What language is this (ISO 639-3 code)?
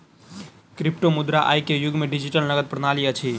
mai